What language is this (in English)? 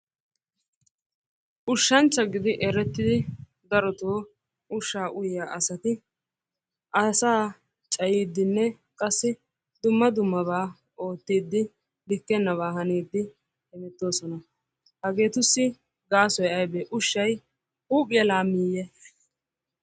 Wolaytta